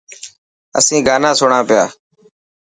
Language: Dhatki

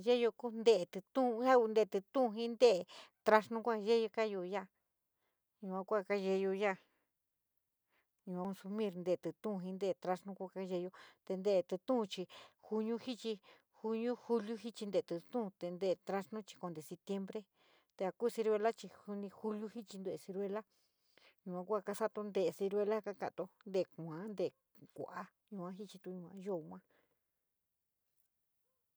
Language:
San Miguel El Grande Mixtec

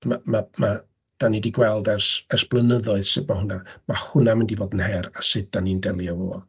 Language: Welsh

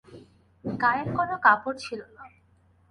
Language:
Bangla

